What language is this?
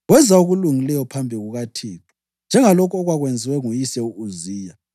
North Ndebele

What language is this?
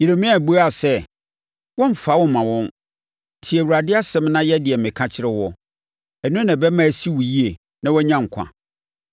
Akan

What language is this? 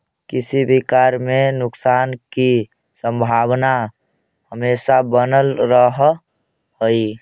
Magahi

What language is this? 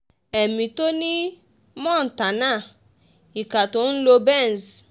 Yoruba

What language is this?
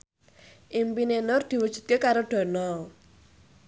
Javanese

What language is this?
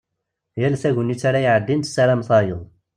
Kabyle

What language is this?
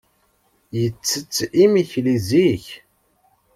Kabyle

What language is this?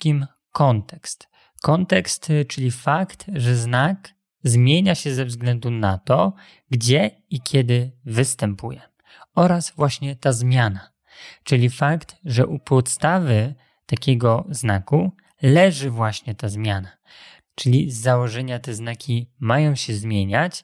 Polish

